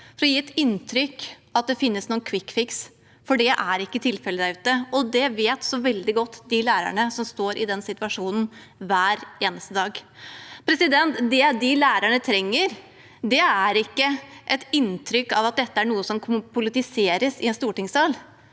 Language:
Norwegian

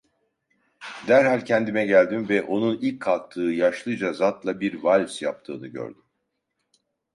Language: Turkish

